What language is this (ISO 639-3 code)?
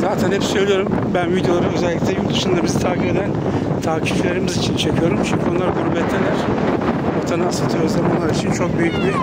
tur